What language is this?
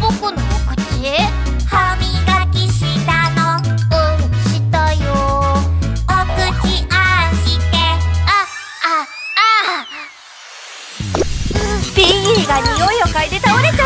Japanese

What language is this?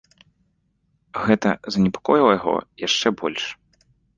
Belarusian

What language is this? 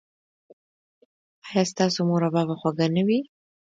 Pashto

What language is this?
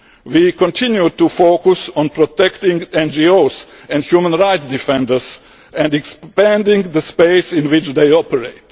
English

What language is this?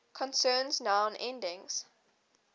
English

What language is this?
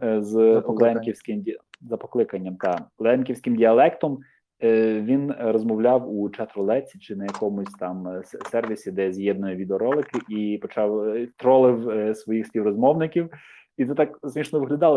Ukrainian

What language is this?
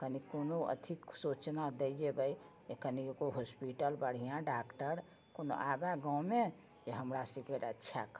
Maithili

